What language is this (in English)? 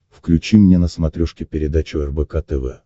Russian